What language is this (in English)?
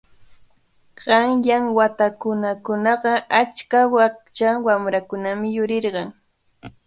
Cajatambo North Lima Quechua